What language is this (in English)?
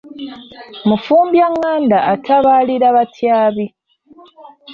Ganda